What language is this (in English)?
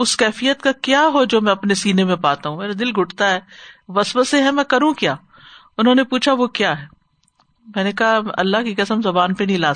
Urdu